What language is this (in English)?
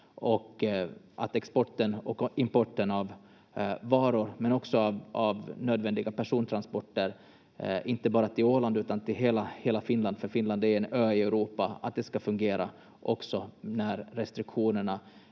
Finnish